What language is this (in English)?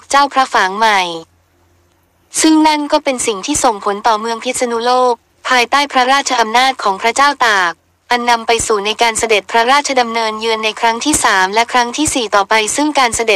Thai